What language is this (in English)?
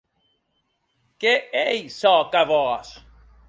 Occitan